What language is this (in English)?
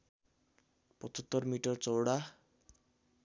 Nepali